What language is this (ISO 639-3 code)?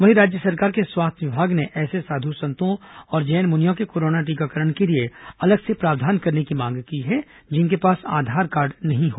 hin